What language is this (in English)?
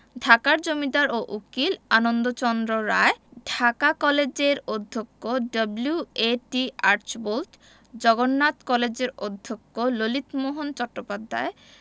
Bangla